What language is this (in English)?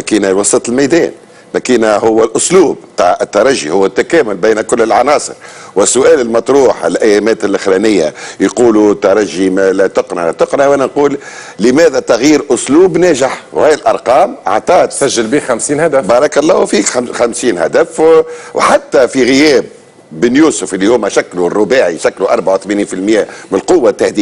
Arabic